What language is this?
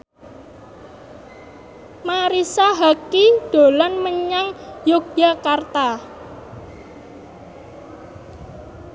Javanese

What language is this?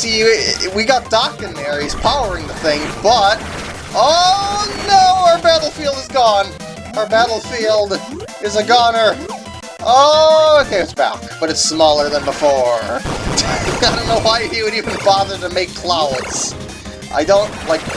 English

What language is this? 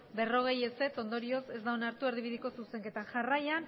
Basque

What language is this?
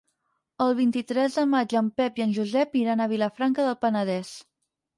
Catalan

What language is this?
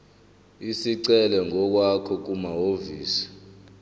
Zulu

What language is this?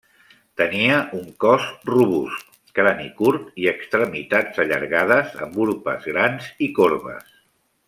Catalan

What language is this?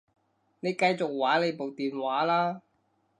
Cantonese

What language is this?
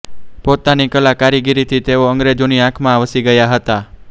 Gujarati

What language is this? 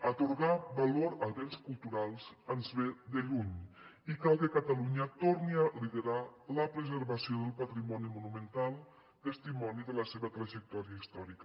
Catalan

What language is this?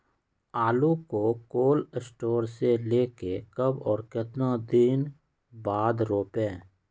Magahi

